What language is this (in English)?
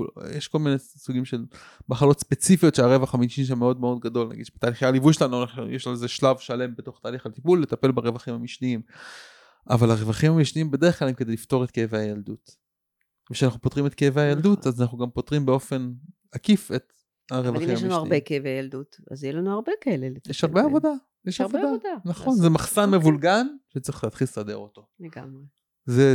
Hebrew